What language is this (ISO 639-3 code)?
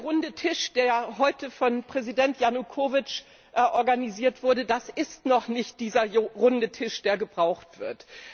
deu